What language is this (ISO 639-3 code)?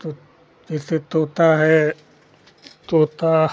hin